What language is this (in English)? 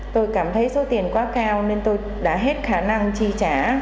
Vietnamese